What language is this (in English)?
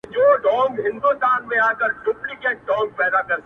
Pashto